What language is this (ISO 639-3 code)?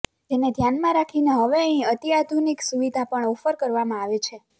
guj